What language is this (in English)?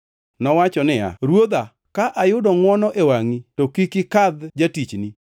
Luo (Kenya and Tanzania)